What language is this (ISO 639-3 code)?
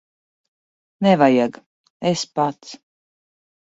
lav